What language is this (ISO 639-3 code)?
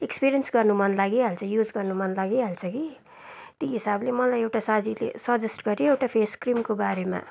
nep